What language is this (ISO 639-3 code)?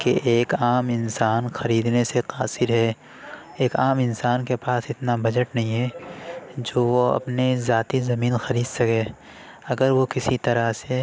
urd